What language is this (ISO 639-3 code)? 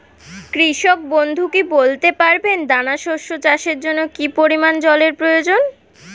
ben